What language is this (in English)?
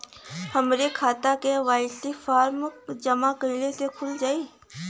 Bhojpuri